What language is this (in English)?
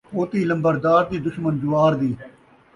Saraiki